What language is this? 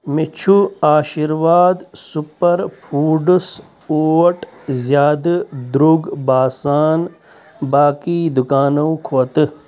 Kashmiri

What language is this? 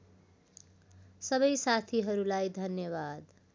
Nepali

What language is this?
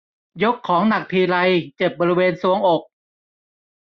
Thai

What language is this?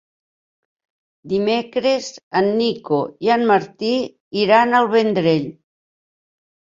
Catalan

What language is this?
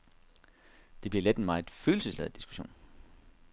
Danish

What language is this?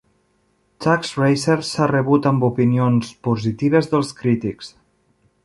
Catalan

